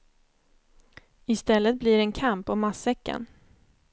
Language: Swedish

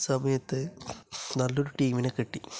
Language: Malayalam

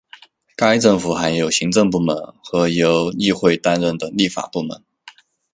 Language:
Chinese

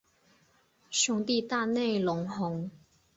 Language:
Chinese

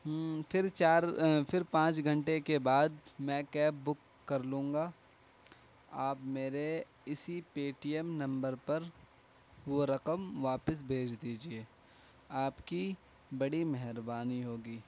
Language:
Urdu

